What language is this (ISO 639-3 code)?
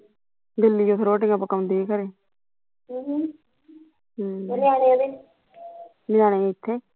pan